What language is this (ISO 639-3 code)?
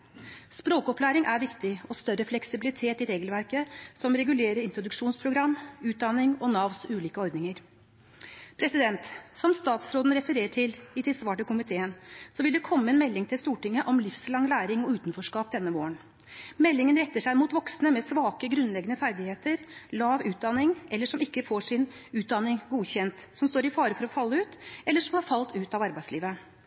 nob